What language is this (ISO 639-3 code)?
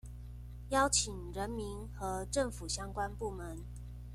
zho